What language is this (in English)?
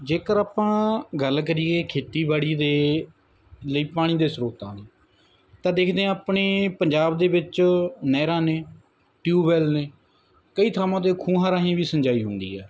Punjabi